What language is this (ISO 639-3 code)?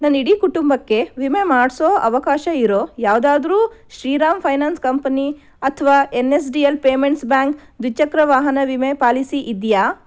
kan